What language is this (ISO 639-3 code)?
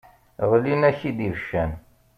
kab